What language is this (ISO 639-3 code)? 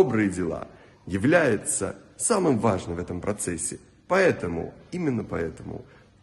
rus